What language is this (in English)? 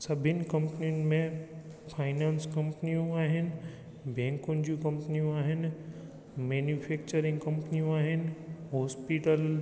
Sindhi